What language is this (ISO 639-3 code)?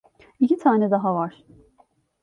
tur